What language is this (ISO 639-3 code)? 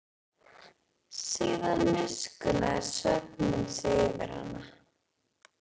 isl